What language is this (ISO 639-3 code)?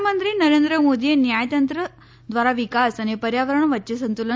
guj